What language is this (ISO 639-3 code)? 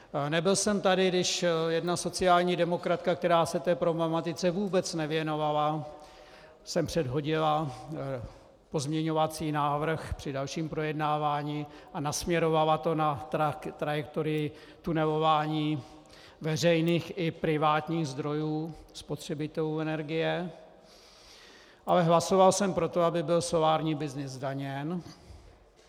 ces